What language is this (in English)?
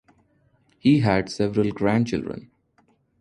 English